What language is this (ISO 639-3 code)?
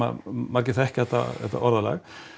isl